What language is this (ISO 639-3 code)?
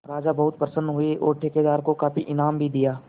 hin